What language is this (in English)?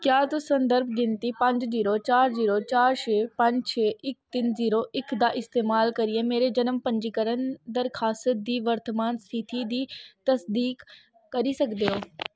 Dogri